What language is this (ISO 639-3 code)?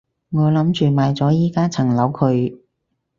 yue